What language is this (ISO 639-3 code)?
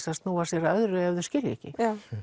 isl